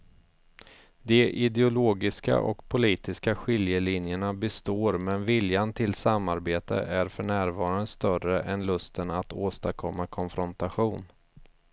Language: Swedish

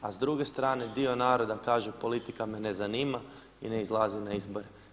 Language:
Croatian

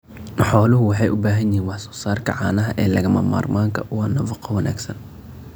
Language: Somali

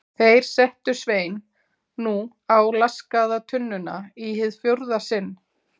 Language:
Icelandic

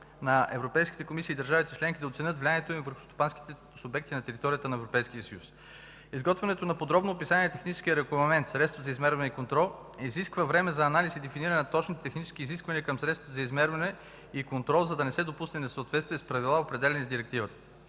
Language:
Bulgarian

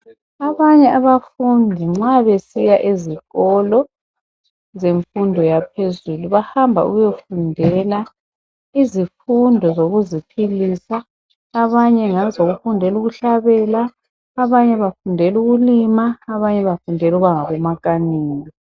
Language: North Ndebele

